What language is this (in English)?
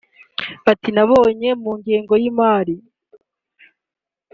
Kinyarwanda